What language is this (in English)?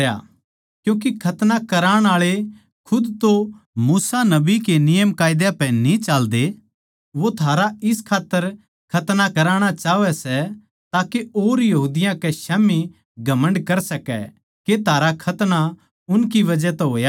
Haryanvi